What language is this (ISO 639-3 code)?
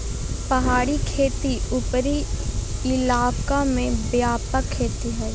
mag